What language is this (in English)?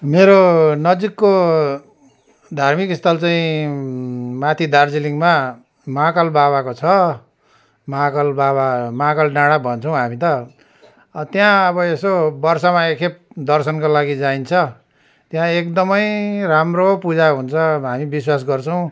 Nepali